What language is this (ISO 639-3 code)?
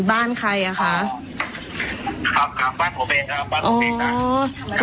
tha